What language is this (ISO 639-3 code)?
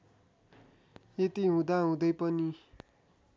nep